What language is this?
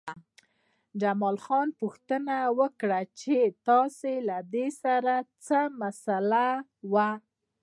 Pashto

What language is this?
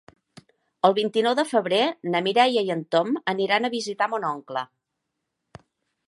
Catalan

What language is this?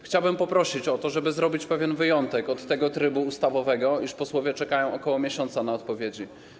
Polish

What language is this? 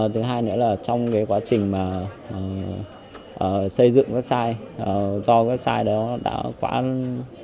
Vietnamese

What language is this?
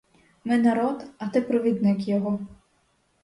Ukrainian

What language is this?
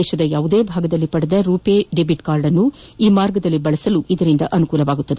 Kannada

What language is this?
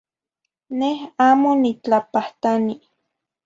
Zacatlán-Ahuacatlán-Tepetzintla Nahuatl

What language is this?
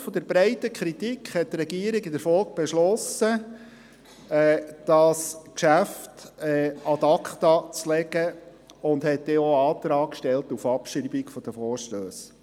Swiss German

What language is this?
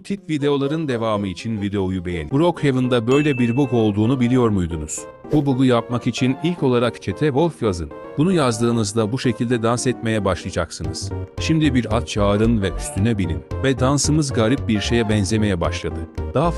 Turkish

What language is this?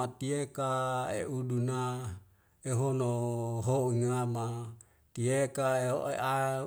Wemale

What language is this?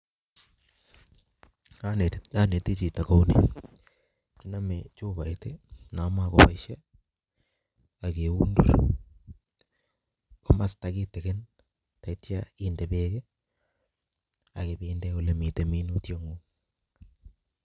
Kalenjin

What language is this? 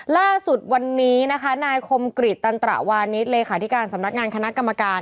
Thai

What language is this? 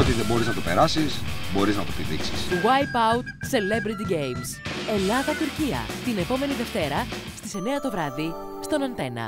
Greek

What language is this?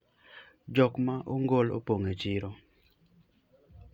Luo (Kenya and Tanzania)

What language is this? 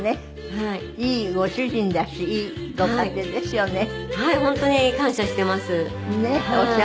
Japanese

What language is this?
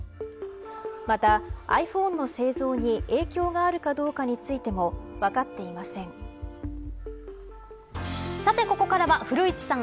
Japanese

